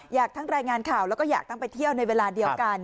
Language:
Thai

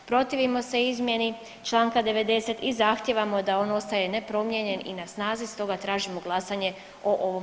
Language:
Croatian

